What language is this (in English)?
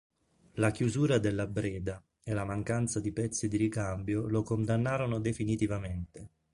Italian